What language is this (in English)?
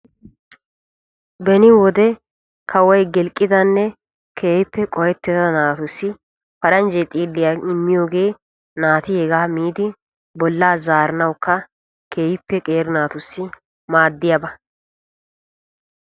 Wolaytta